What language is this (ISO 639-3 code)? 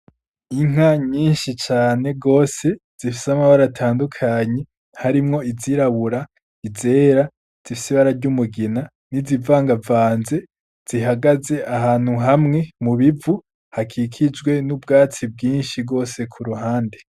run